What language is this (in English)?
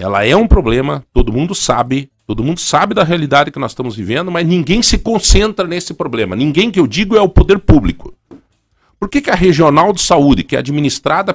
Portuguese